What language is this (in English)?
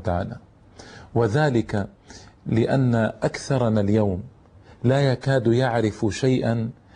Arabic